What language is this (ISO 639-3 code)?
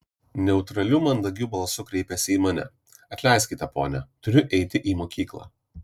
lit